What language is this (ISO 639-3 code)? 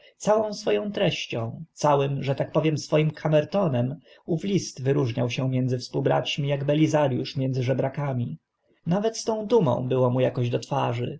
pol